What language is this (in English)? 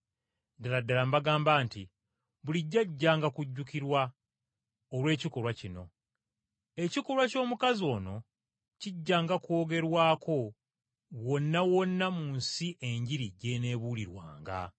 Ganda